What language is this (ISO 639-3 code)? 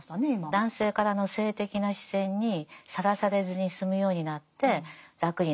jpn